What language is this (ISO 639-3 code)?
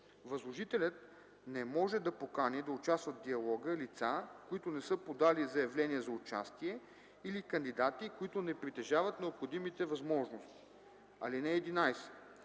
bul